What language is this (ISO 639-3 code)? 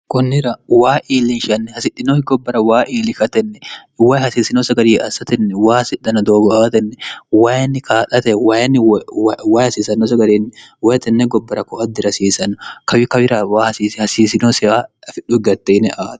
sid